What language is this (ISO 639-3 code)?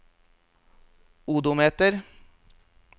nor